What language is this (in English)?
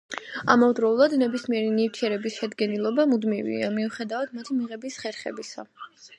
Georgian